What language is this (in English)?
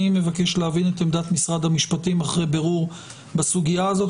Hebrew